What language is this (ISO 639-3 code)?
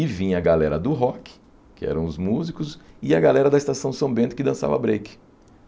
por